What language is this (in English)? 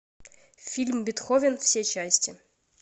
Russian